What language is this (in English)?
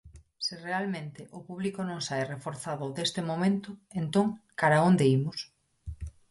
Galician